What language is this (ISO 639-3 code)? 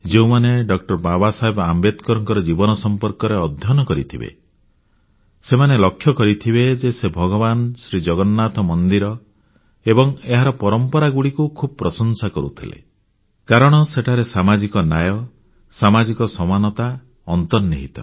ori